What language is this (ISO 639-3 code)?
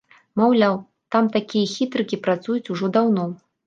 bel